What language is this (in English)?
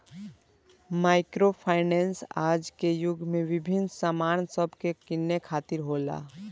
Bhojpuri